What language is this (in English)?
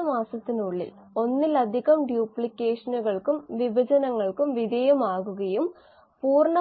Malayalam